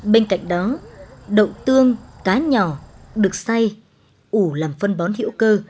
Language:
Vietnamese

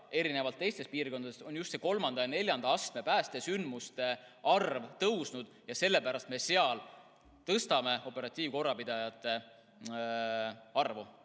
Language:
Estonian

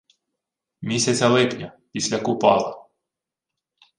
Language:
Ukrainian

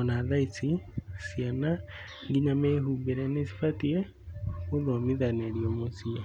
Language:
Kikuyu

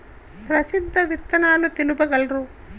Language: Telugu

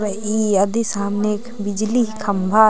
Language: Kurukh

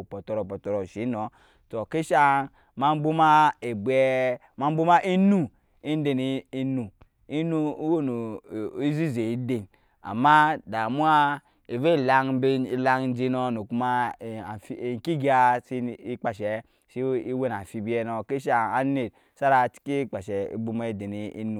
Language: Nyankpa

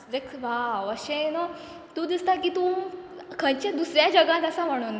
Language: Konkani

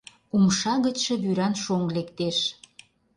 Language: Mari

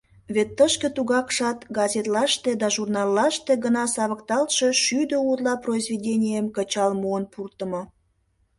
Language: Mari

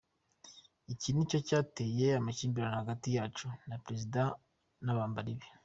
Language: Kinyarwanda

